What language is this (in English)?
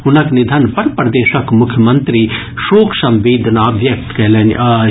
Maithili